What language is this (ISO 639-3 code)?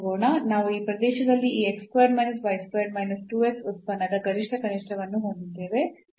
kan